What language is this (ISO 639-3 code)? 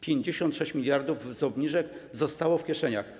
pol